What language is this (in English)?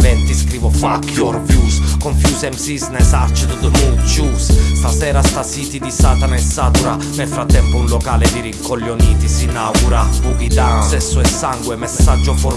Italian